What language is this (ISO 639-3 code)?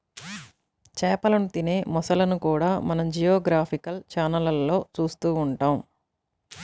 tel